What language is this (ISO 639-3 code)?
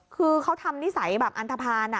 tha